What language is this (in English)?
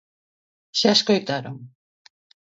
Galician